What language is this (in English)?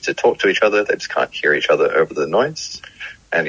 Indonesian